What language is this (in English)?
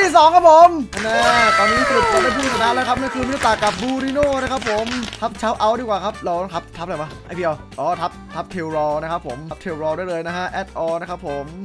Thai